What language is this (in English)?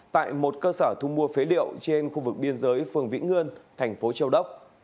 Vietnamese